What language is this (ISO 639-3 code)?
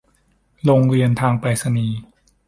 tha